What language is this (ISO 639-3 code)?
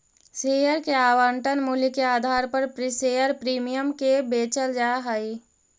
mag